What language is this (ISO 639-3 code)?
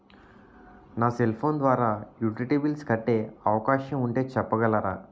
tel